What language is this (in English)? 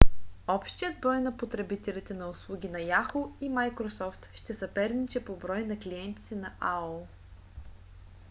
Bulgarian